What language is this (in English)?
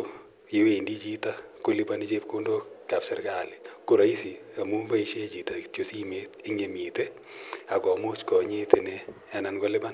Kalenjin